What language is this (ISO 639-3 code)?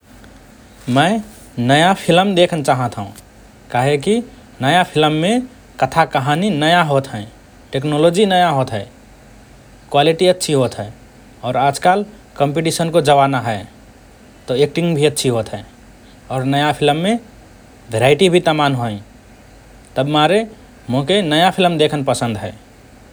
thr